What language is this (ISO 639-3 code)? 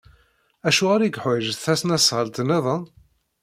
kab